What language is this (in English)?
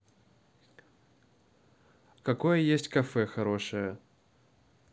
Russian